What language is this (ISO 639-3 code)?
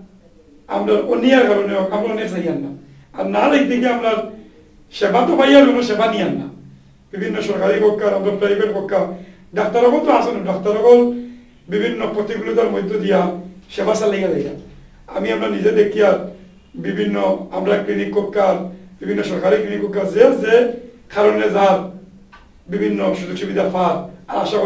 ind